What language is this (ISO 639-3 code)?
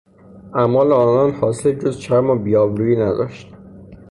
fas